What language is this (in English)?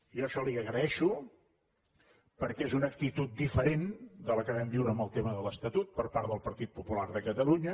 Catalan